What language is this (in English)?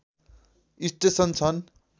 Nepali